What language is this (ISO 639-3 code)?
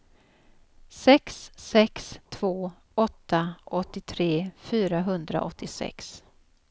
swe